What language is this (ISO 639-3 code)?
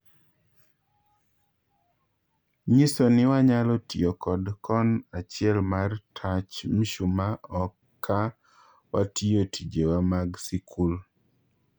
luo